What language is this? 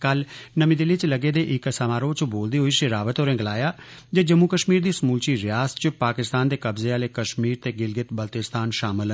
Dogri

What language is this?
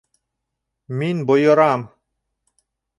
Bashkir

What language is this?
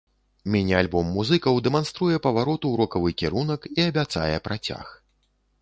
Belarusian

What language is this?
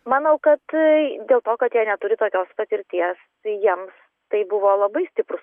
Lithuanian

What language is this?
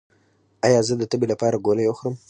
Pashto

